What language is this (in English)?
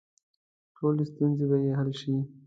Pashto